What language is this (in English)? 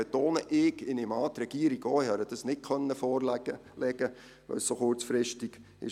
Swiss German